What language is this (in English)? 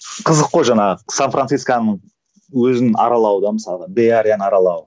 Kazakh